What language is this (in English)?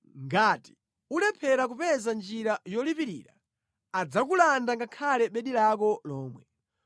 Nyanja